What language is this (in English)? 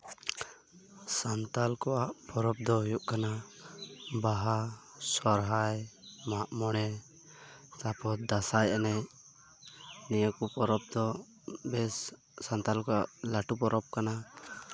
Santali